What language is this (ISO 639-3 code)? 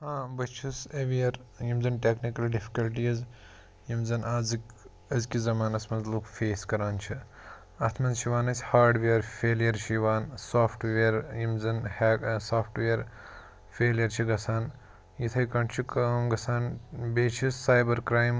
kas